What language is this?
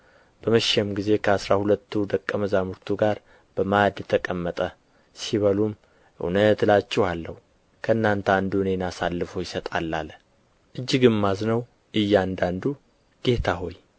Amharic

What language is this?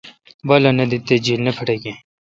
Kalkoti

